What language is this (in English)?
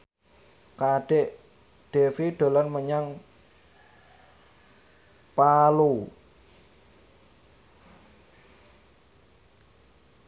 Javanese